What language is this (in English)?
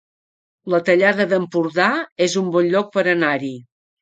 Catalan